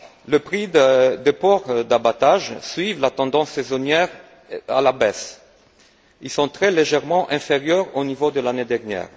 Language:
French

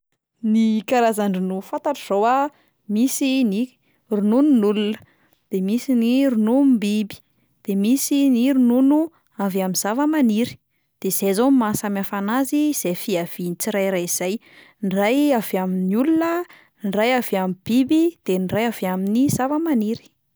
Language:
Malagasy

